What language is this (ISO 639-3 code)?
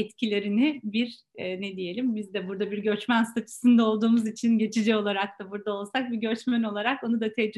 tur